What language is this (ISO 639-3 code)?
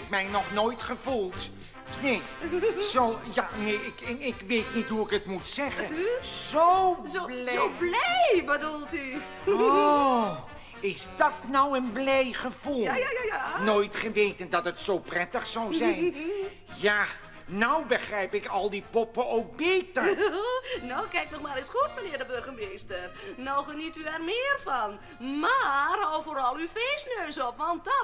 nld